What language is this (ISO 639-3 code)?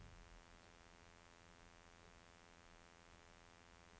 nor